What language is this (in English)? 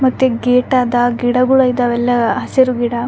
Kannada